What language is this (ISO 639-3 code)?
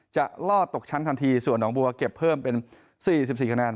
tha